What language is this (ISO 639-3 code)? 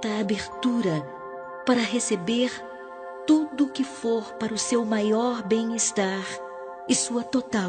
por